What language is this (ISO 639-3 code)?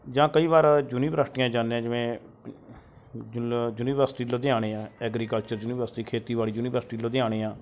pan